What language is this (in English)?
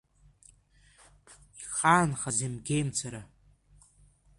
Abkhazian